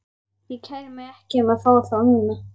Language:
Icelandic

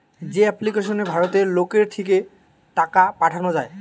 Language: Bangla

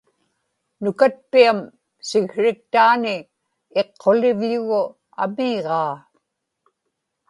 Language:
Inupiaq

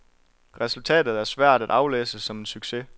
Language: Danish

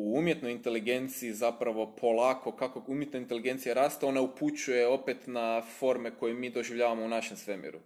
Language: Croatian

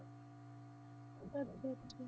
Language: Punjabi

